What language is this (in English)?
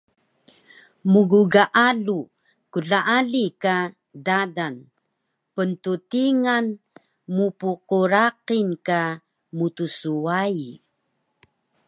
Taroko